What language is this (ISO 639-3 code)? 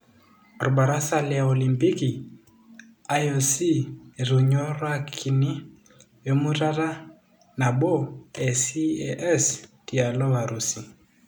mas